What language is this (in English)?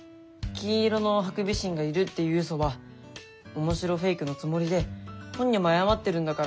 Japanese